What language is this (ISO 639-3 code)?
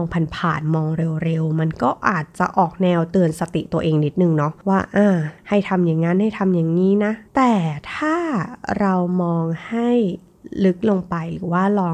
tha